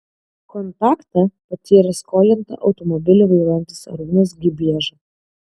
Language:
Lithuanian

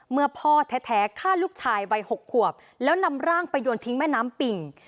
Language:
Thai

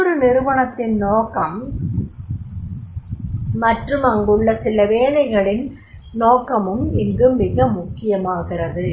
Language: Tamil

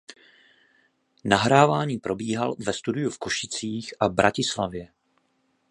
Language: Czech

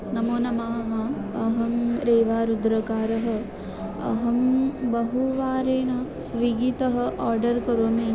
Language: Sanskrit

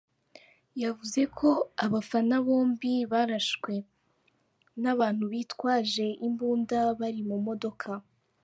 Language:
Kinyarwanda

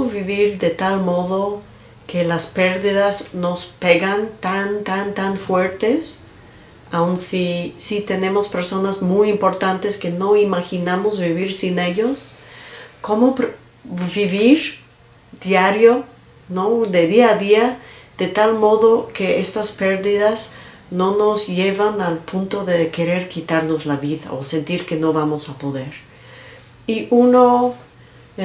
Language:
Spanish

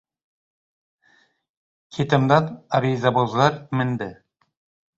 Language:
Uzbek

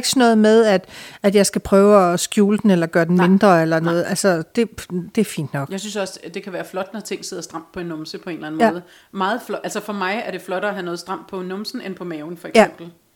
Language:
Danish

